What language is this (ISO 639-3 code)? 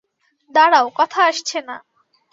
ben